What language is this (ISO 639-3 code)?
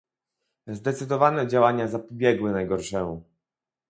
pol